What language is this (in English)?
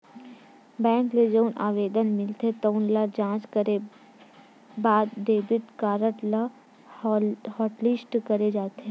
Chhattisgarhi